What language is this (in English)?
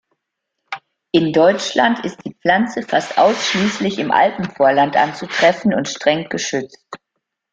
German